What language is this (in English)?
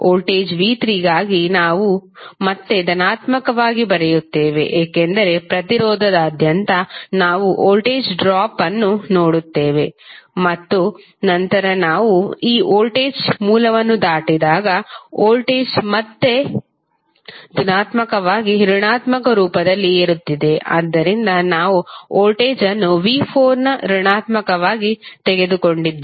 Kannada